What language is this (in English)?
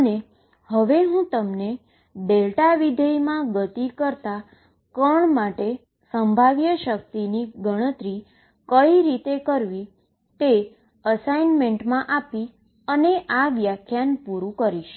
Gujarati